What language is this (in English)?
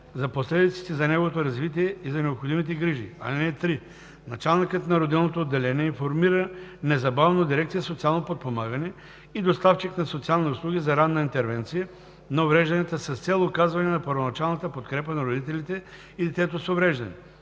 Bulgarian